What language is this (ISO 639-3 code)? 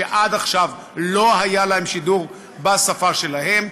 heb